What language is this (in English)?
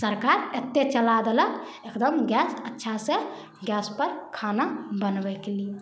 Maithili